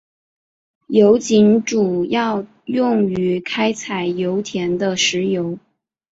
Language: Chinese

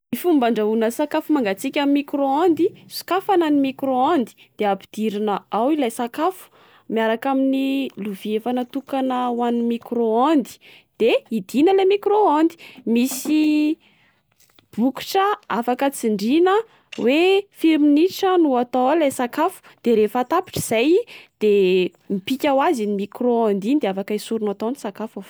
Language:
Malagasy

